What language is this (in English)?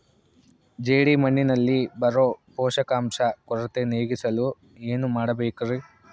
Kannada